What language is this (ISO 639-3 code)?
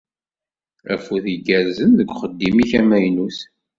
kab